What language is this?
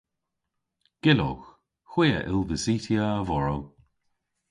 Cornish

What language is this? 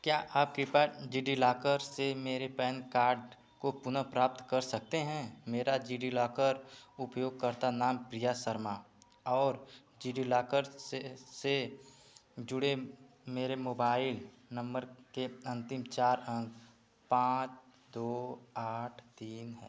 Hindi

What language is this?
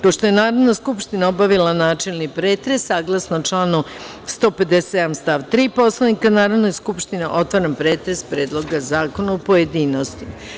Serbian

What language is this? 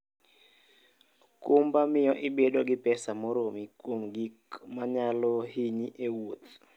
Luo (Kenya and Tanzania)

